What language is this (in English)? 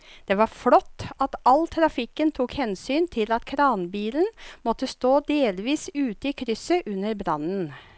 Norwegian